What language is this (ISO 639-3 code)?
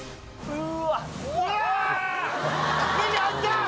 jpn